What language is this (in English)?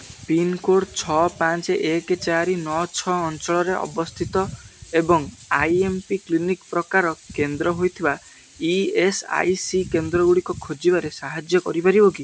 Odia